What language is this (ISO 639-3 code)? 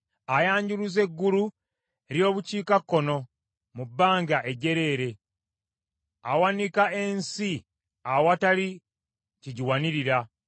lug